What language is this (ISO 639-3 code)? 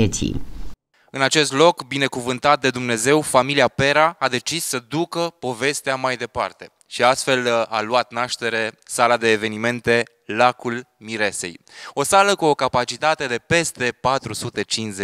ron